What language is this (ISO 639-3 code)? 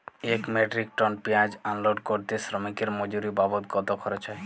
ben